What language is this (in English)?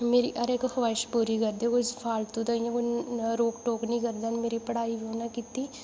Dogri